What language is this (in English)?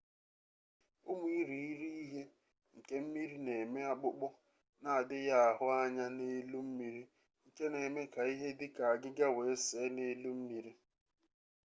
Igbo